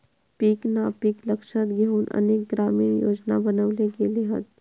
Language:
Marathi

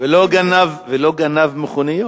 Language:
Hebrew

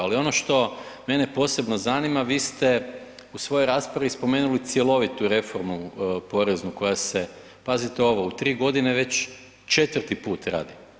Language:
Croatian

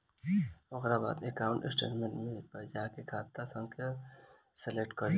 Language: Bhojpuri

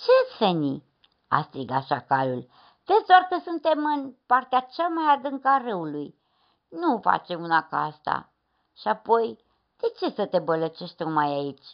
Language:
Romanian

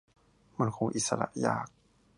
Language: Thai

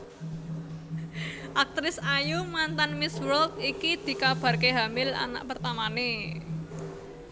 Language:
Javanese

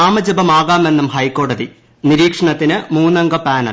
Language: Malayalam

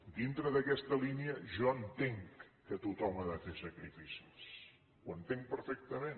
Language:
Catalan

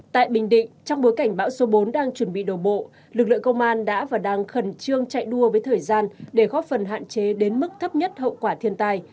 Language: Vietnamese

